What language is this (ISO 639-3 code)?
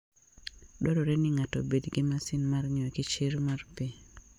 luo